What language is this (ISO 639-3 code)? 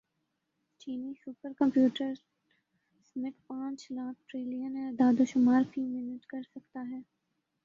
urd